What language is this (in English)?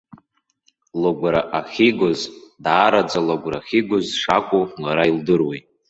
Abkhazian